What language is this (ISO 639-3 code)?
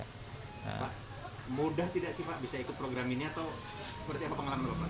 ind